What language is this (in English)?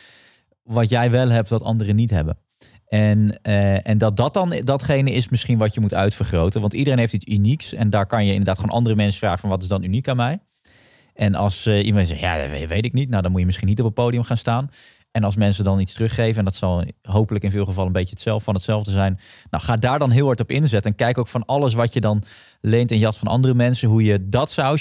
Dutch